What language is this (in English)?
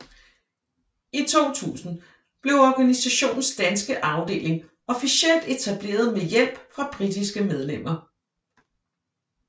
Danish